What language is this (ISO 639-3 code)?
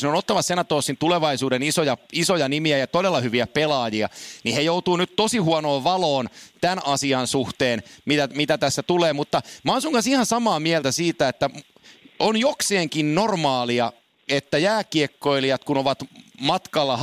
fin